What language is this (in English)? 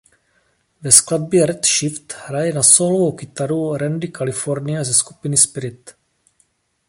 Czech